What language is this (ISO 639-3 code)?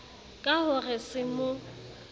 sot